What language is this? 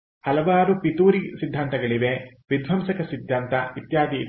Kannada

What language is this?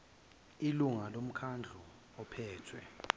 Zulu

